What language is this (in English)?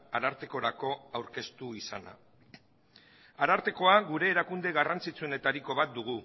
Basque